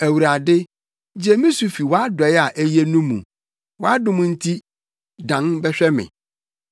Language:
Akan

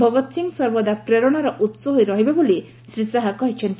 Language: Odia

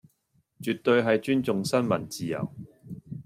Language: Cantonese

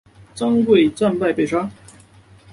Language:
Chinese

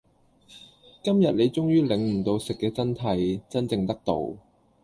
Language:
Cantonese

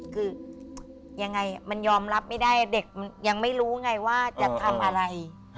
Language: Thai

